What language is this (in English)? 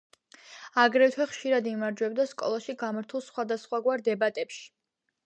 Georgian